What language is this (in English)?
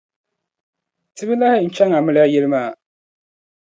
Dagbani